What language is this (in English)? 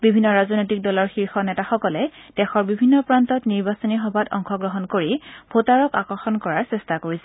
Assamese